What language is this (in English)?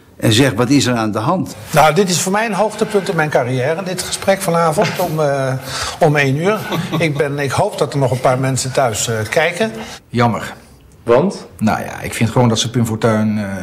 Dutch